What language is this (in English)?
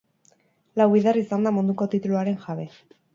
Basque